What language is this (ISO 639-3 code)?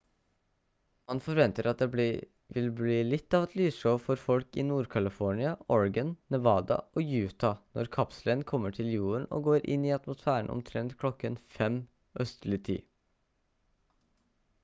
nob